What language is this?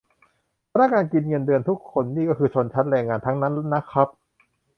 Thai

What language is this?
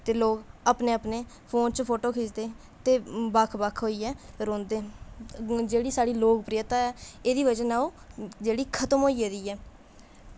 Dogri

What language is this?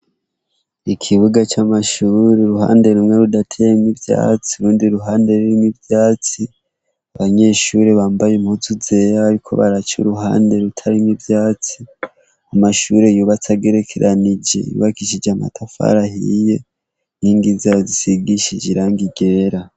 Rundi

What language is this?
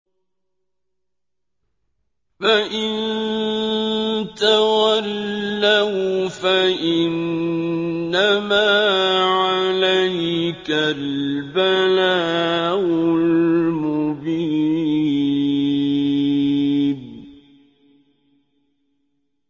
Arabic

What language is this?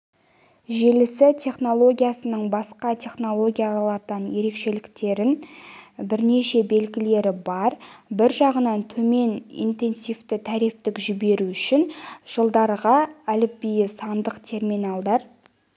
Kazakh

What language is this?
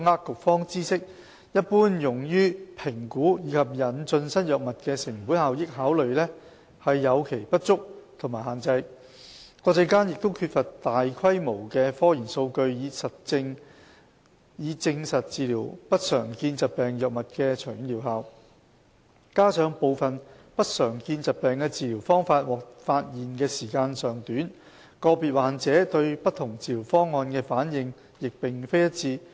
Cantonese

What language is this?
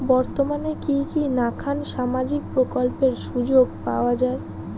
Bangla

